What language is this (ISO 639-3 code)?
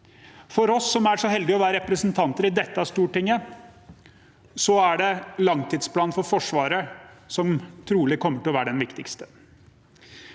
nor